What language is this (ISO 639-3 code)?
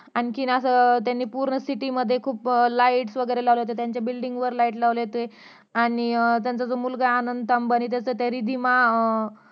mar